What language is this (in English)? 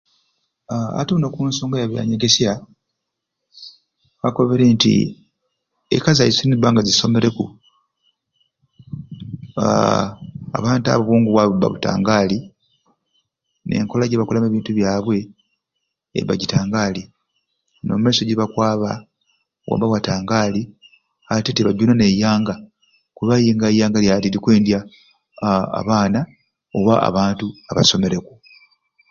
Ruuli